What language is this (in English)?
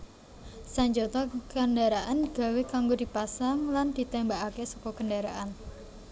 Javanese